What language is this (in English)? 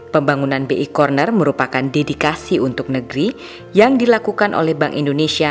Indonesian